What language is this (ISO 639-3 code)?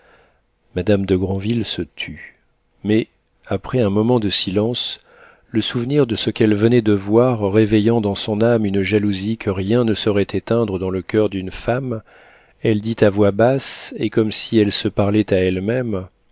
fra